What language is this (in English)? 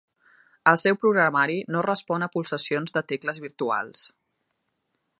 Catalan